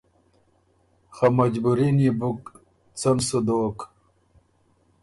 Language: Ormuri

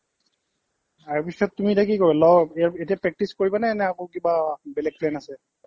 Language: Assamese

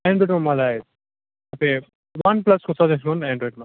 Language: Nepali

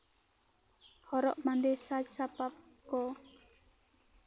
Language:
Santali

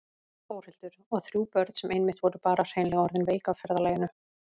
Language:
Icelandic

